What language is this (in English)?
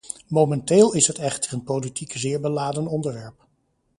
Dutch